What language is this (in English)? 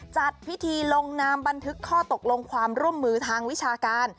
Thai